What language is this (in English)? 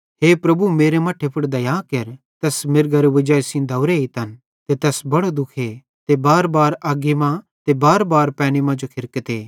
Bhadrawahi